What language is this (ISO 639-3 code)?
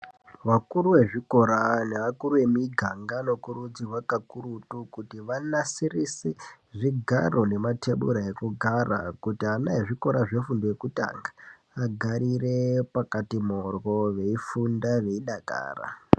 ndc